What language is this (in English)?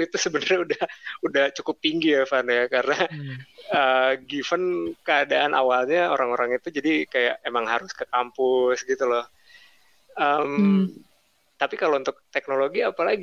Indonesian